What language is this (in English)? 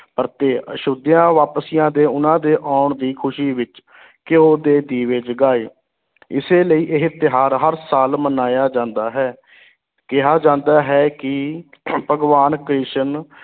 Punjabi